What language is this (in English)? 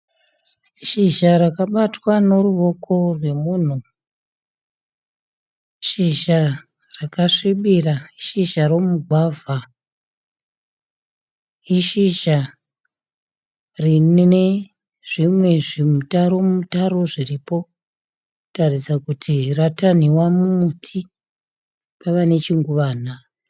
Shona